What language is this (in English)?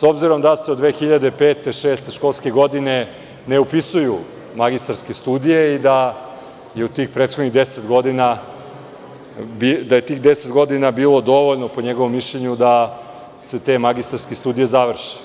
Serbian